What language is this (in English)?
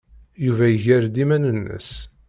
Kabyle